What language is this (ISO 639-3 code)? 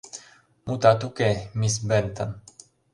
chm